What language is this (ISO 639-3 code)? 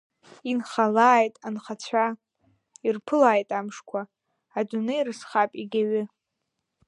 abk